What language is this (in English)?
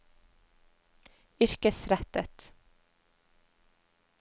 Norwegian